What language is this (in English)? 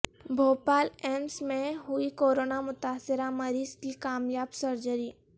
Urdu